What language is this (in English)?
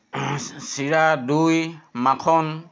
Assamese